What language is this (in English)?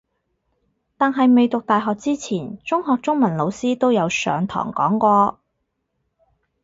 Cantonese